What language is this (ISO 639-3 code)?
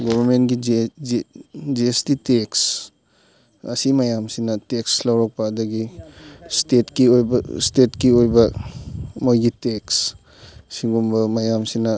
mni